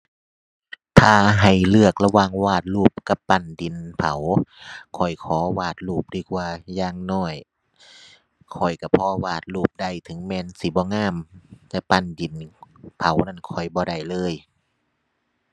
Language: Thai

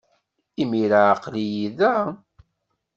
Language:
Kabyle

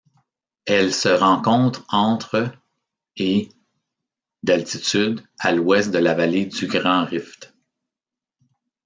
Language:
French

